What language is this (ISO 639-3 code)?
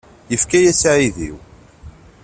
kab